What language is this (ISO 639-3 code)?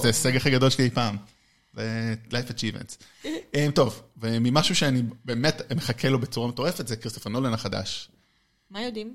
heb